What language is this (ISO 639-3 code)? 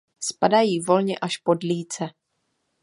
ces